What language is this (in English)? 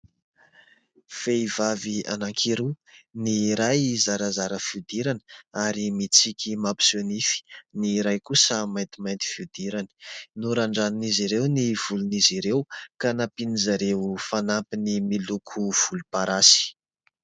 Malagasy